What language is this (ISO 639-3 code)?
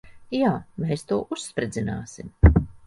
lav